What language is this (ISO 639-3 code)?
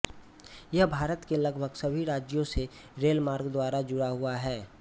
hin